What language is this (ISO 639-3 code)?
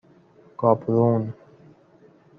fas